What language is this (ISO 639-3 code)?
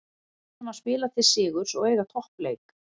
isl